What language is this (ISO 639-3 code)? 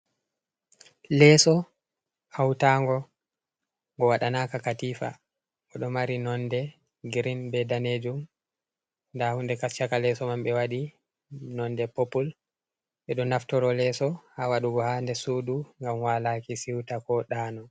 ful